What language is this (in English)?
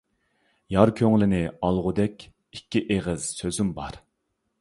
Uyghur